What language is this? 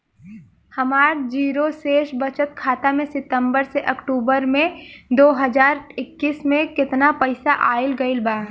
Bhojpuri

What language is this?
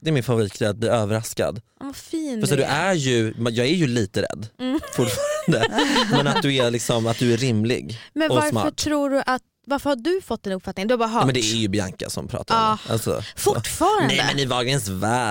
Swedish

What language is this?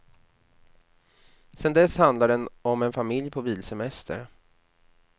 Swedish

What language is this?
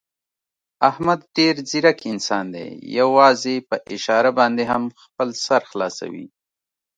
Pashto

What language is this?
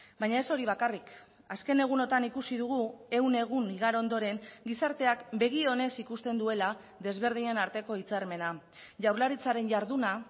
Basque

